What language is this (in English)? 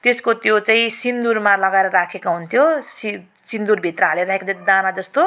Nepali